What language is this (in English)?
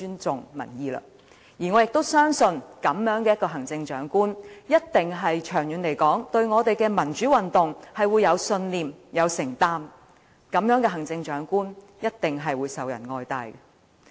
Cantonese